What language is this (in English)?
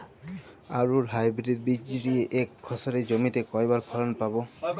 Bangla